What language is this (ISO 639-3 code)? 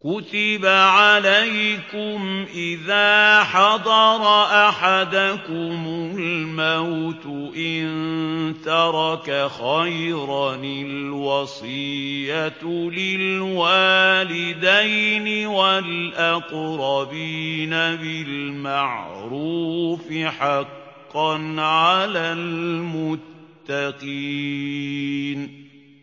ara